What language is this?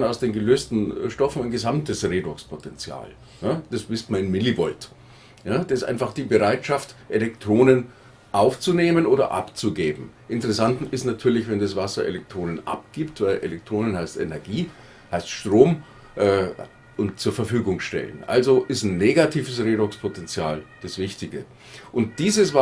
German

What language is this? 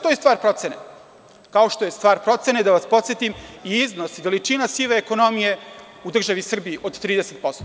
Serbian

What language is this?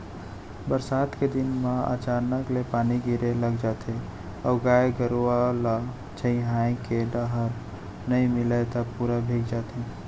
Chhattisgarhi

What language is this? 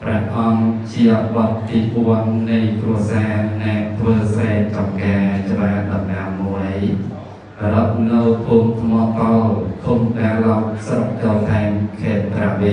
Thai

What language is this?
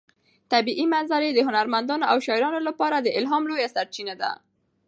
Pashto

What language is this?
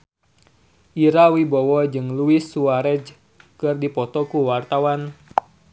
Sundanese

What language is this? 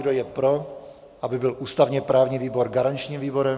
Czech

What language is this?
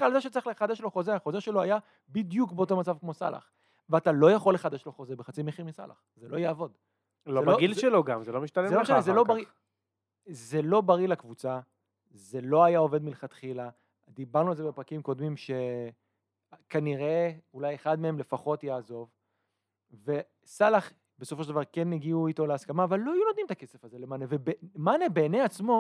Hebrew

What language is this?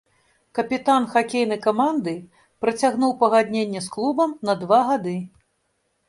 Belarusian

